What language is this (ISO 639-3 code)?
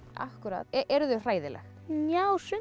isl